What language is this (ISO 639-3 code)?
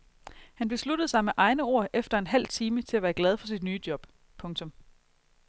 dan